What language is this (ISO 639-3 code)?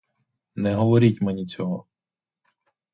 ukr